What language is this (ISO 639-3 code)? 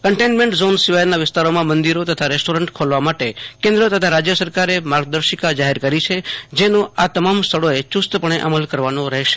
guj